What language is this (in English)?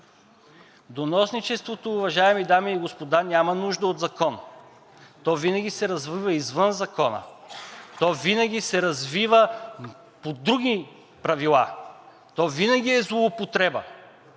Bulgarian